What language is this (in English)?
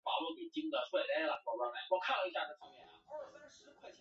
Chinese